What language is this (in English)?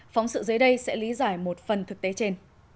Vietnamese